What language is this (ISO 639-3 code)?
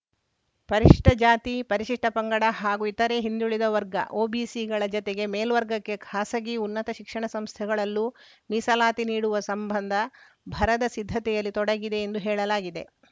kan